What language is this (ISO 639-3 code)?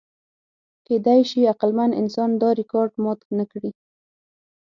pus